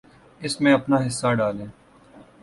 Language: Urdu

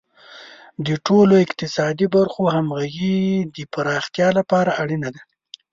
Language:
Pashto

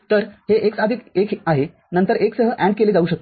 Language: Marathi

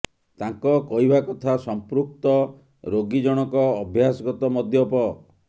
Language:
Odia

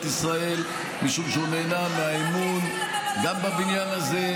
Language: Hebrew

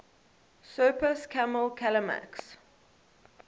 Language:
English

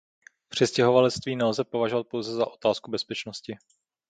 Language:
Czech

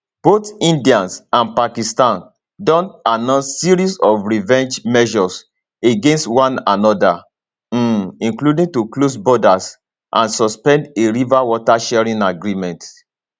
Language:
Nigerian Pidgin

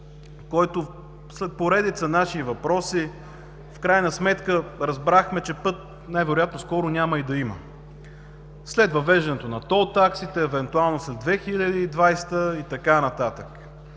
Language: Bulgarian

